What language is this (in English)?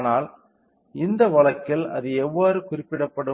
Tamil